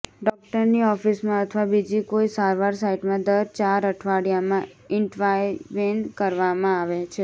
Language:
Gujarati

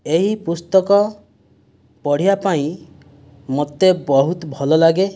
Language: Odia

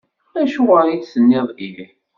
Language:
Kabyle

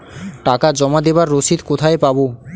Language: Bangla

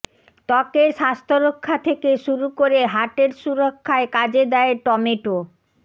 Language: Bangla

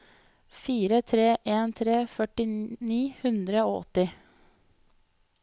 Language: Norwegian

